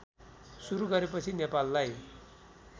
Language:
Nepali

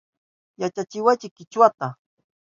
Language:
Southern Pastaza Quechua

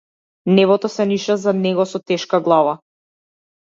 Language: Macedonian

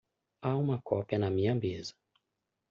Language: Portuguese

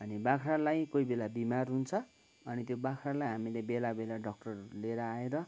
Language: Nepali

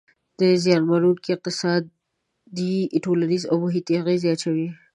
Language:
Pashto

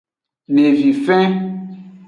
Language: Aja (Benin)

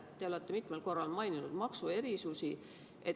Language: Estonian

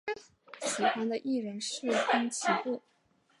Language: Chinese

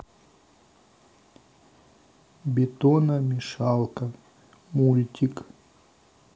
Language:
Russian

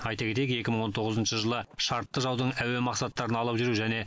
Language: Kazakh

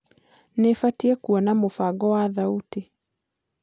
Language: Kikuyu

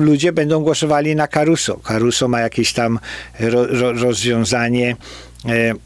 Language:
Polish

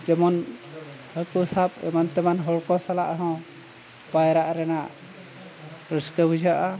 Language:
Santali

